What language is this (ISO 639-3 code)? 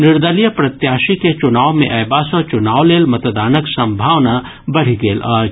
mai